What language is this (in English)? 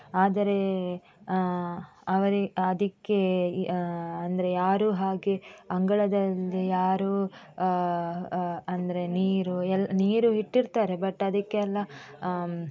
Kannada